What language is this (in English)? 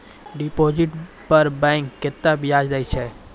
Maithili